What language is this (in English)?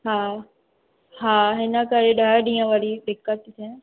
Sindhi